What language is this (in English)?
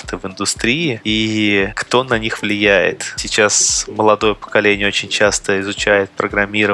Russian